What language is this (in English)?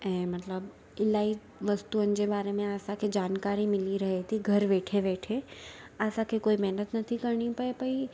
Sindhi